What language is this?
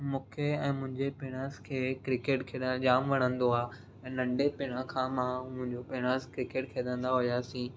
Sindhi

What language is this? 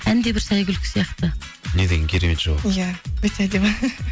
Kazakh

